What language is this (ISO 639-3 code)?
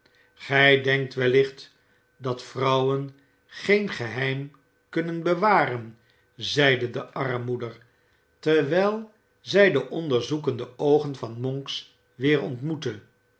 nld